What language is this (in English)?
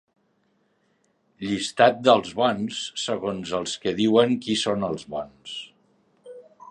Catalan